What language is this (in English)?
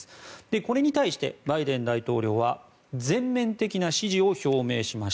Japanese